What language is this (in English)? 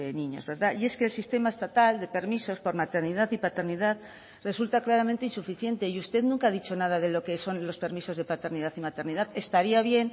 Spanish